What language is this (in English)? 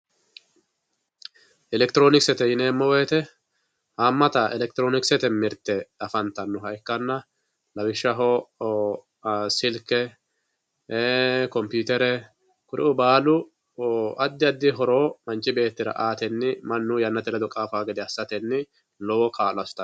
Sidamo